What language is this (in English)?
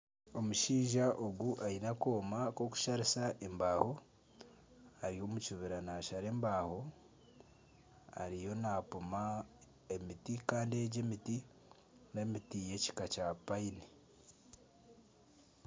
Nyankole